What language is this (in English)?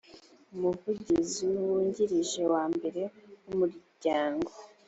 Kinyarwanda